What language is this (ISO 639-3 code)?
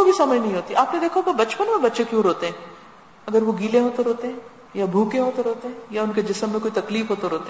urd